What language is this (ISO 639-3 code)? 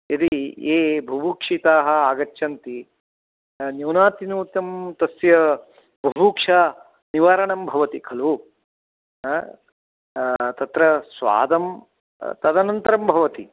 san